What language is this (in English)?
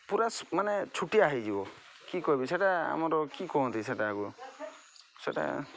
Odia